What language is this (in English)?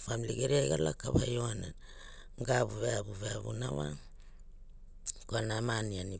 Hula